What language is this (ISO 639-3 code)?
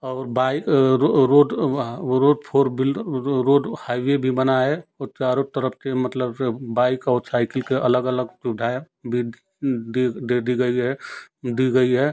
hin